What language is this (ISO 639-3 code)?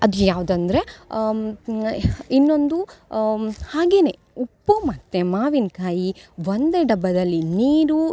kan